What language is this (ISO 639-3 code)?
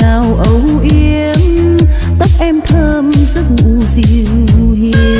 vie